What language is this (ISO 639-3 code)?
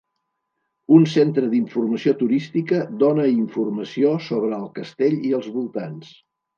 cat